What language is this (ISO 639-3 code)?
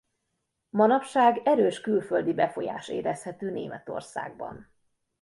hun